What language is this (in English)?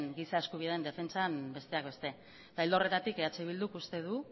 Basque